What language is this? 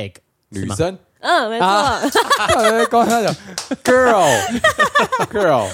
Chinese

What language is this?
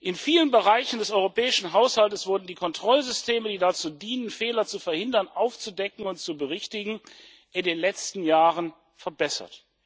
German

